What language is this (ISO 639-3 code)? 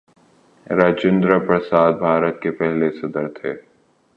urd